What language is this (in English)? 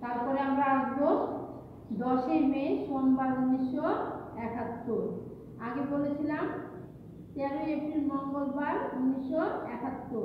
Romanian